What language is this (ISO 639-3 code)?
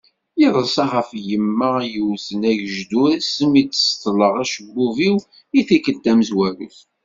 kab